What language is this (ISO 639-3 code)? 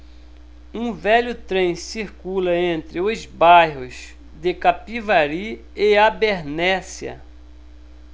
por